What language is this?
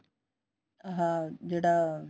Punjabi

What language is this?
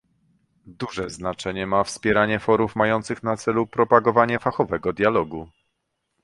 Polish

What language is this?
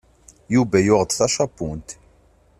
Kabyle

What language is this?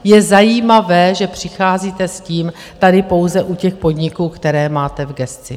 Czech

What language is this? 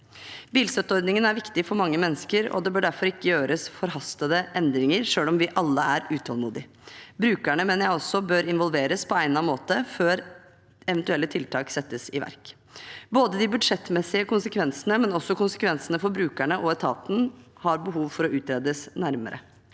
Norwegian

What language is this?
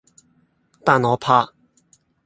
Cantonese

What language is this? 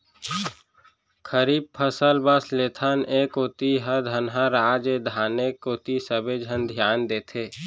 Chhattisgarhi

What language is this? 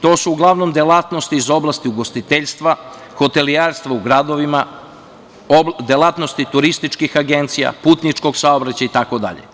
Serbian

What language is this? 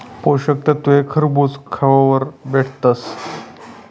Marathi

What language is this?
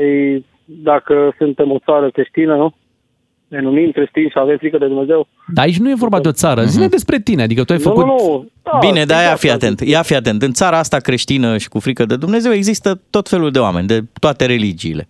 Romanian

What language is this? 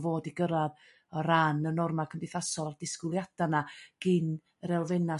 Welsh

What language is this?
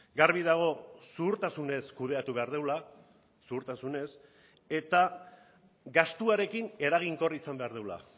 Basque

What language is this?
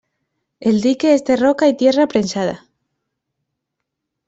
Spanish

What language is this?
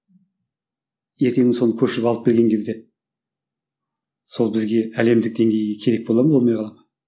Kazakh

